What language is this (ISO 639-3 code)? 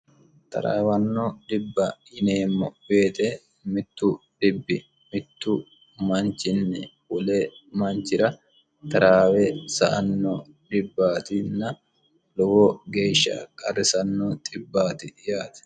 sid